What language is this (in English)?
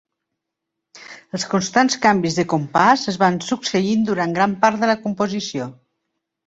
Catalan